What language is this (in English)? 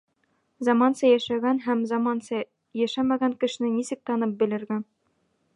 Bashkir